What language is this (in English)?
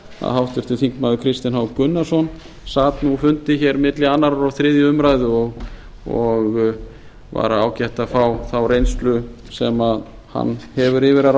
Icelandic